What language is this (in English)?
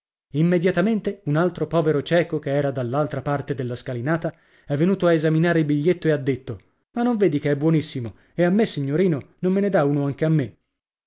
Italian